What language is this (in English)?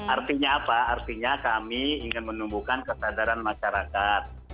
Indonesian